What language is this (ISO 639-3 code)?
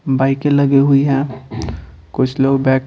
hin